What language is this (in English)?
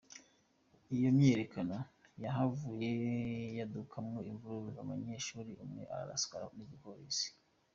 Kinyarwanda